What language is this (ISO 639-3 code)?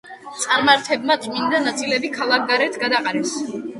kat